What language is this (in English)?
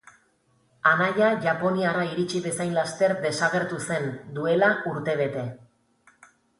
Basque